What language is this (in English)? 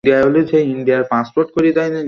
Bangla